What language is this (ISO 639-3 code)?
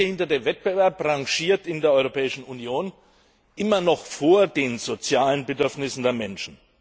deu